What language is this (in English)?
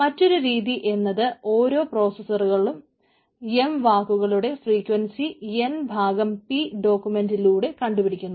Malayalam